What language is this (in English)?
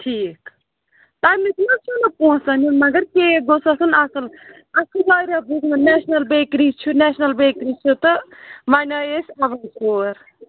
Kashmiri